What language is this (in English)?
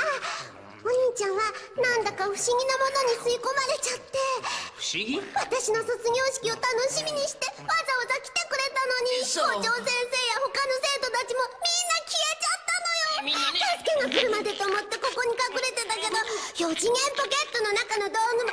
Japanese